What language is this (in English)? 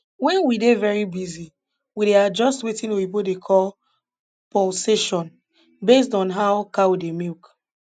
Nigerian Pidgin